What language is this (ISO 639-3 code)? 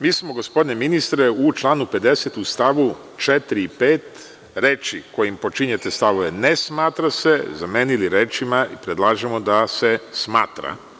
srp